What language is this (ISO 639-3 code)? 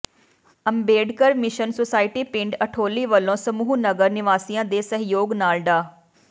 pan